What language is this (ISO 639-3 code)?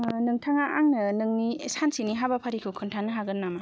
brx